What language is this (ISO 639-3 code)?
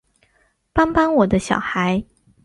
zho